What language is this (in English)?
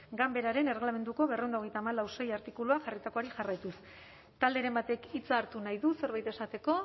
Basque